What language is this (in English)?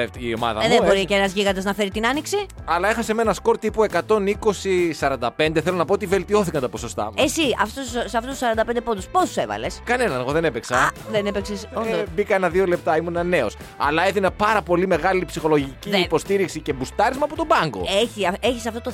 Greek